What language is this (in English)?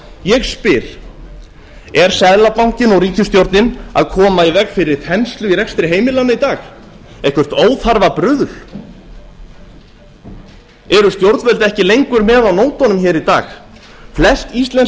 Icelandic